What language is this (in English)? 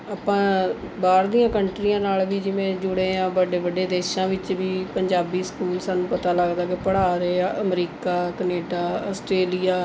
Punjabi